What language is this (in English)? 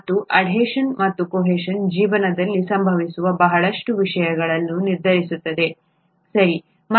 Kannada